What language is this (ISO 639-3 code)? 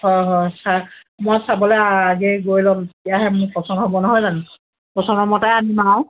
asm